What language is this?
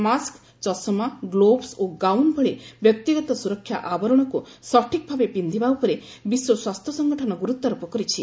Odia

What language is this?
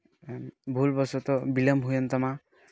Santali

